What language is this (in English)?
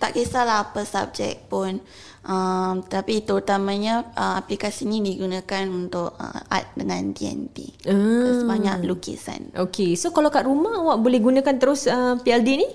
Malay